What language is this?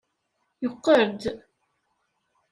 Kabyle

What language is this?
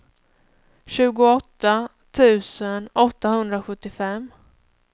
Swedish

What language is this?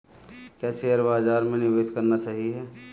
Hindi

